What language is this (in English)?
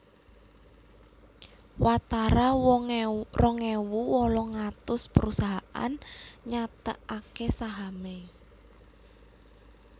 Javanese